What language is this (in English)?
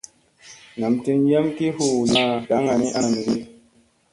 Musey